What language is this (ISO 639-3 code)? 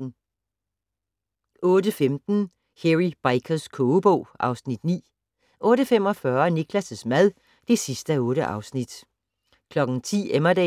dan